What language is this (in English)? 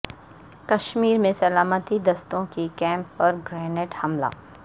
Urdu